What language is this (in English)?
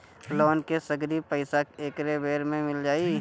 Bhojpuri